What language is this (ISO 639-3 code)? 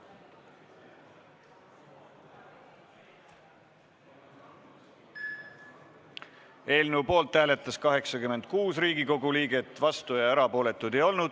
est